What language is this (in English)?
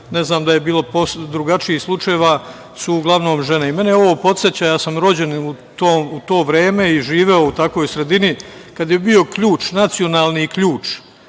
Serbian